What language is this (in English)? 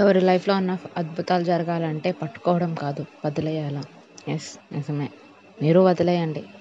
Telugu